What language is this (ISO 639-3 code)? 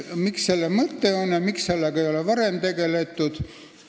est